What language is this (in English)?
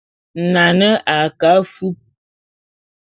Bulu